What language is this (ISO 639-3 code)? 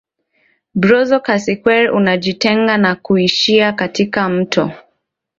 swa